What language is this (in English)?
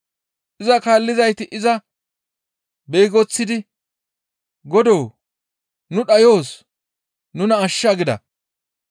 Gamo